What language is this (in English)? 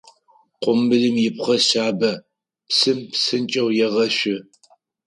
Adyghe